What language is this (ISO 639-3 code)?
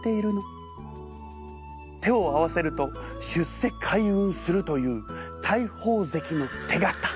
jpn